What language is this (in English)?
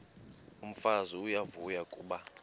Xhosa